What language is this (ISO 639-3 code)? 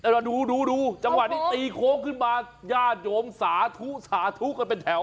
tha